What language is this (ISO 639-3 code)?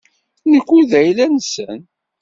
kab